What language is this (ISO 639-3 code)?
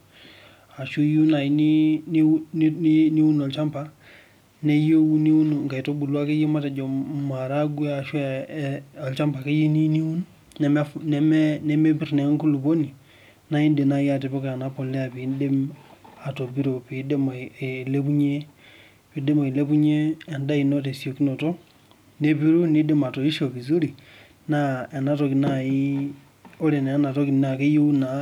mas